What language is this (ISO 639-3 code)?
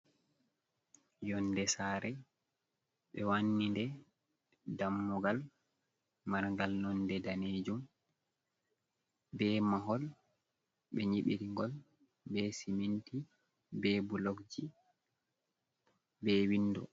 ful